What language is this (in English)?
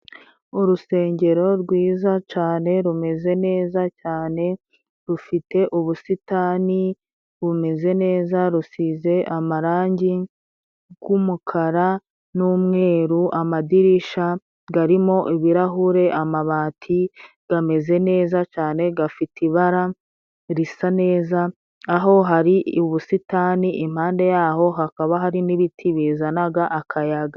Kinyarwanda